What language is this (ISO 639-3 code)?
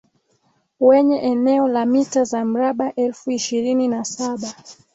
swa